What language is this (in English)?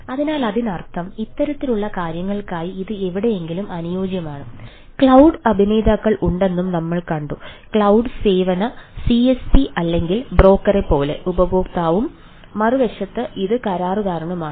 Malayalam